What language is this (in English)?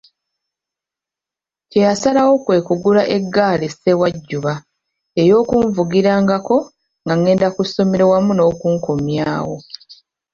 Ganda